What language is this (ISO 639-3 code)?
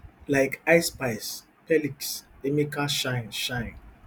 pcm